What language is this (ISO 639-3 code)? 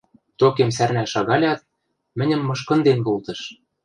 mrj